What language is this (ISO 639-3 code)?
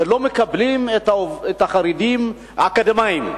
heb